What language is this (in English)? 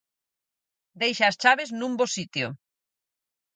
Galician